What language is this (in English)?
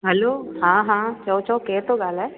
Sindhi